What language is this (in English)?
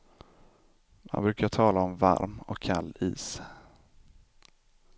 Swedish